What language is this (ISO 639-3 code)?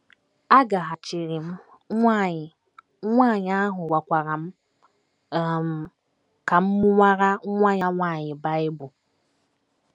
ibo